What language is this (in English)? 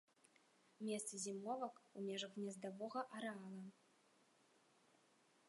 Belarusian